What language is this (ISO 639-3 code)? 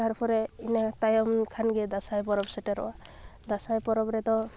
sat